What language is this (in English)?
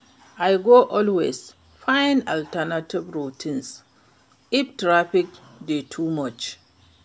Nigerian Pidgin